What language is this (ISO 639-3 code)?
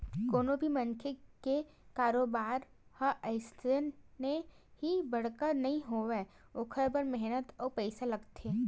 hne